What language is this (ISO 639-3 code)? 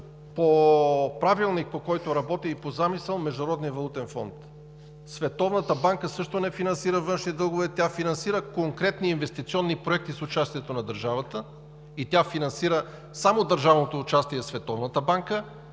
bul